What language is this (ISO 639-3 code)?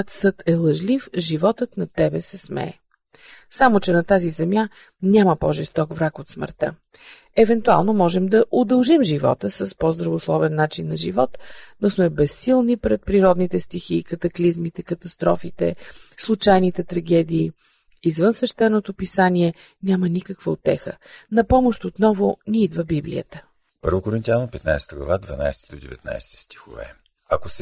bul